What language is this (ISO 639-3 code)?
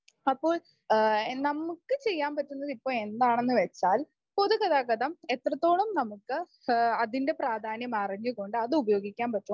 mal